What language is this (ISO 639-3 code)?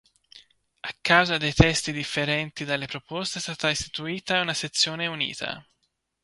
ita